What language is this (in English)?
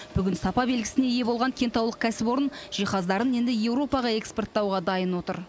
Kazakh